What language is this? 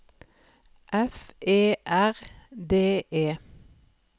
Norwegian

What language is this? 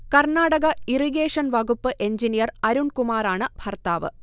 Malayalam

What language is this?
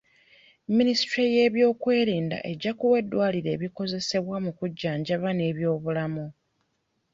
Ganda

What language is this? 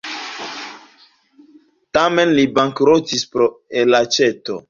Esperanto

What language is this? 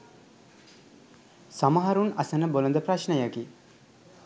Sinhala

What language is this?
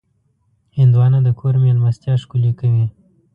Pashto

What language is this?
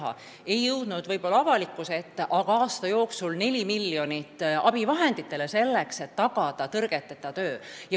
Estonian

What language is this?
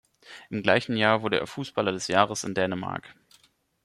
German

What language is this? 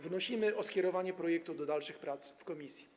Polish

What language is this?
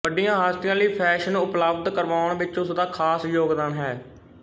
Punjabi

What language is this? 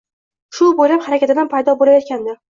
Uzbek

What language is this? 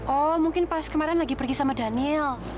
Indonesian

